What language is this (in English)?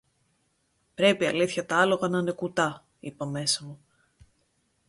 Greek